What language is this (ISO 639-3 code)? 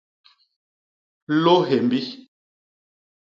bas